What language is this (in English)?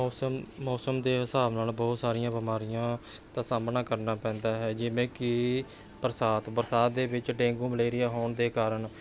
Punjabi